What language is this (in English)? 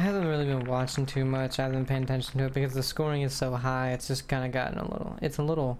English